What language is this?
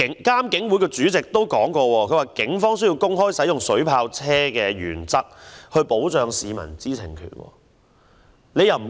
Cantonese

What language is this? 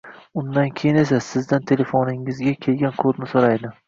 Uzbek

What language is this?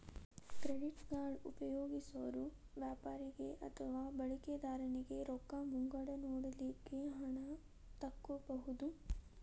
Kannada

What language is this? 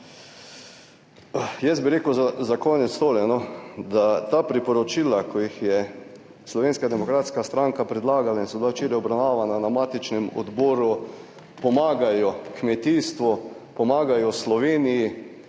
Slovenian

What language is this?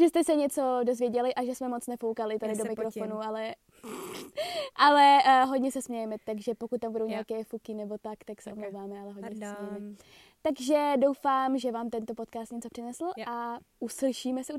Czech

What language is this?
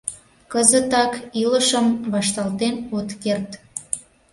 Mari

